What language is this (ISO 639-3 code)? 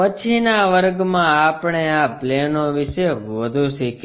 guj